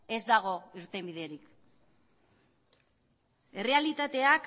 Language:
Basque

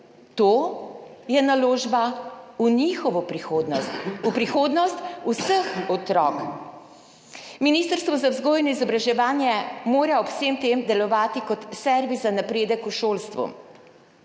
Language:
Slovenian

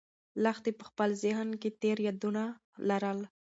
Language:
Pashto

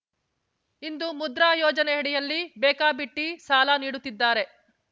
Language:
Kannada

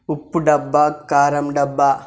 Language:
Telugu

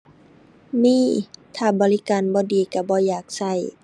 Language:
Thai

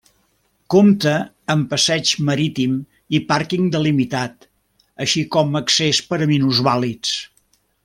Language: Catalan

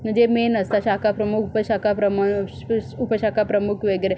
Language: Marathi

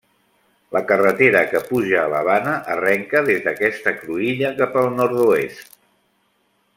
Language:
Catalan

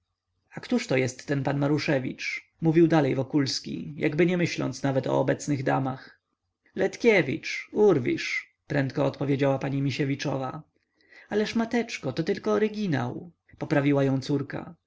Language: Polish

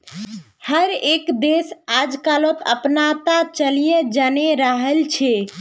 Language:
Magahi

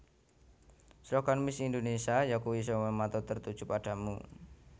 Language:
Javanese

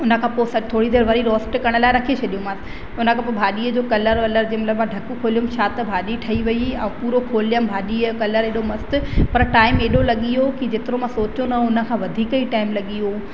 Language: Sindhi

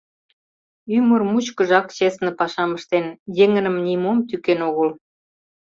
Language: Mari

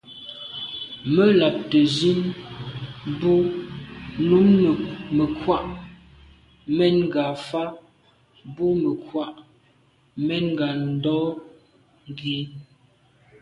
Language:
Medumba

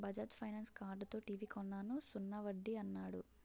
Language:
Telugu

